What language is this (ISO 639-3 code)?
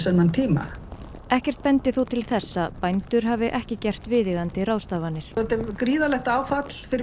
isl